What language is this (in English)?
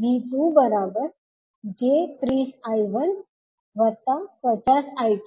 Gujarati